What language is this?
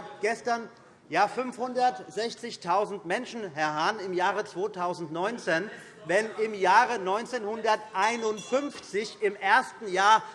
German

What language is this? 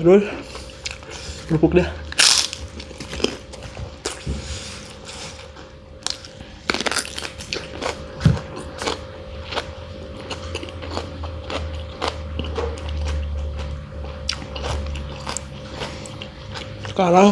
Indonesian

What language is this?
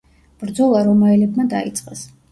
Georgian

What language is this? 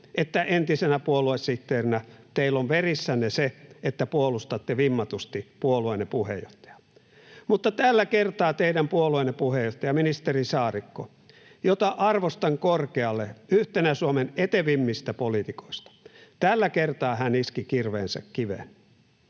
Finnish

